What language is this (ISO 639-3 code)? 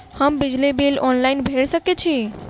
mai